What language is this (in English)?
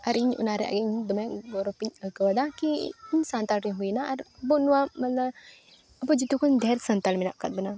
Santali